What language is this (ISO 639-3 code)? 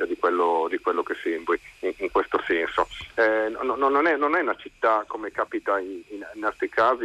ita